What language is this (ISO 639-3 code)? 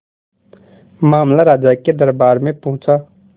hin